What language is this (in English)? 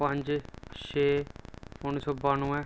Dogri